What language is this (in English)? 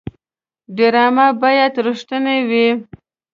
Pashto